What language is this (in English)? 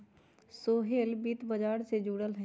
Magahi